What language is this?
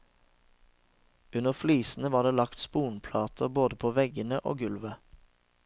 Norwegian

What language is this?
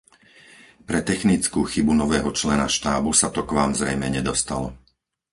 Slovak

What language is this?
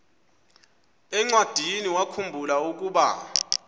Xhosa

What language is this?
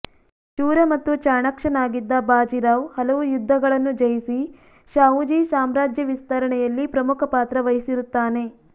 Kannada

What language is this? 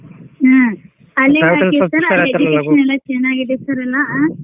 Kannada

